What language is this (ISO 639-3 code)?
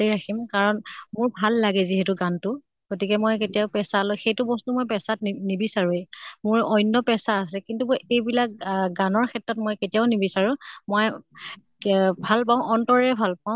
asm